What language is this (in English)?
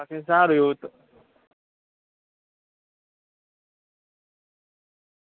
Gujarati